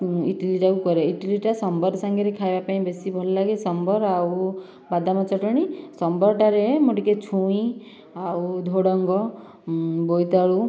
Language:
Odia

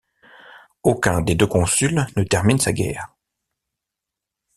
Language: French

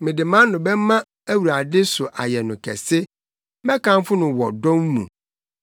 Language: Akan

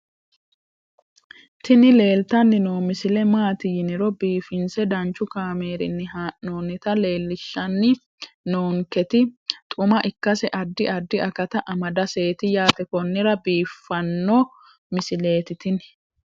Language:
Sidamo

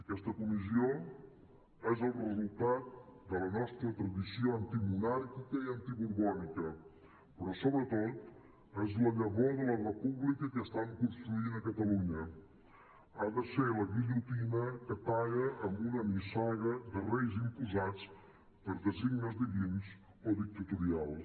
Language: Catalan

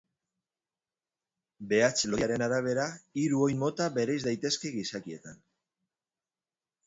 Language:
Basque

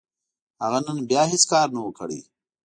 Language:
Pashto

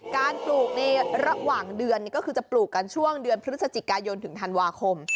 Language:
Thai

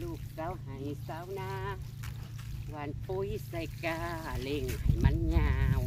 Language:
Thai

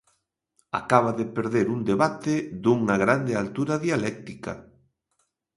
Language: Galician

